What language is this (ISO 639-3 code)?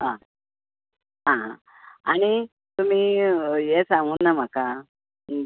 kok